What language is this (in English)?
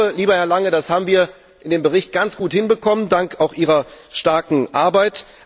German